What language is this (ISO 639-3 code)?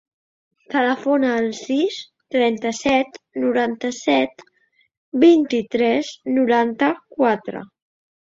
cat